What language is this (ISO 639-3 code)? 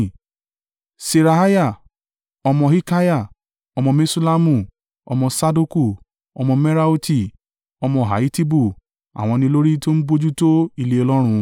yor